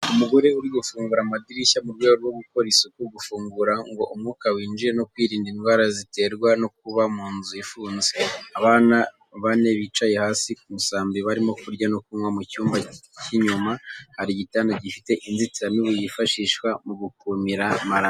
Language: Kinyarwanda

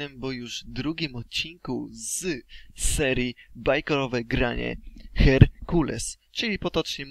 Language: Polish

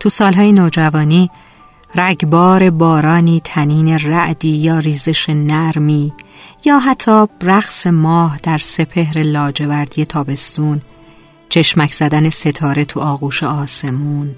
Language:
Persian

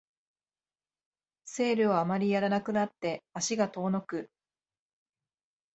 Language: Japanese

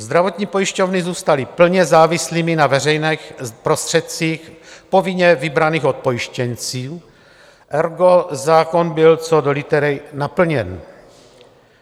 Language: Czech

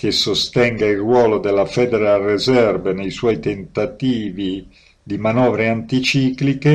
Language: Italian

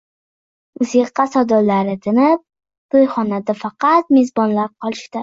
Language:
Uzbek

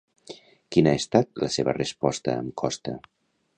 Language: Catalan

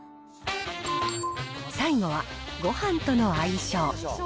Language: Japanese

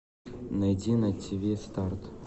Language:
Russian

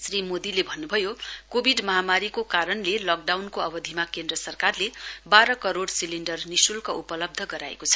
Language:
Nepali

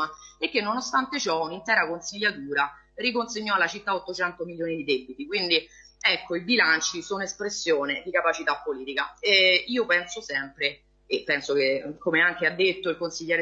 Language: Italian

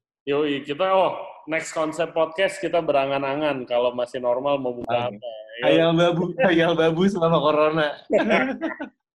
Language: Indonesian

